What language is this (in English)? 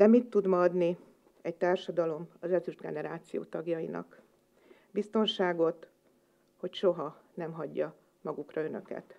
Hungarian